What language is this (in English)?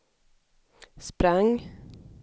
Swedish